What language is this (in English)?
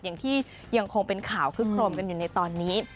Thai